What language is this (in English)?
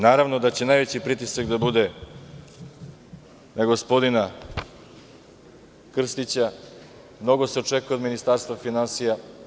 Serbian